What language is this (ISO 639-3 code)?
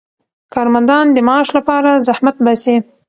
pus